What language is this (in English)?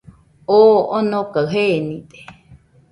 Nüpode Huitoto